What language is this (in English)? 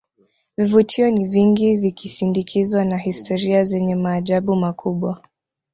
Swahili